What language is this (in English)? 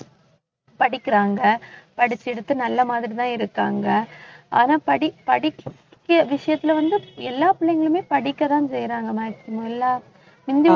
Tamil